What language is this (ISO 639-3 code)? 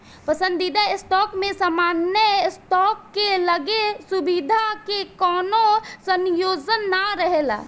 bho